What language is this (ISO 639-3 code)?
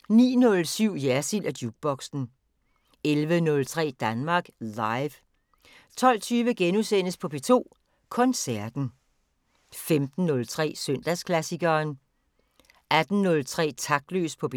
dan